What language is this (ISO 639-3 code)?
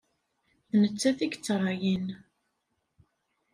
kab